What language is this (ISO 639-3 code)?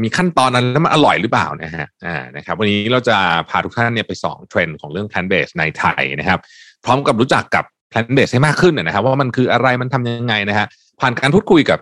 tha